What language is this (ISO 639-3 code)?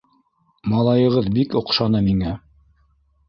bak